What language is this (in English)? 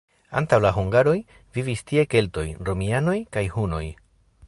Esperanto